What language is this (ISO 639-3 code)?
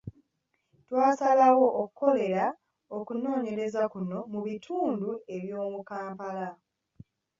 lug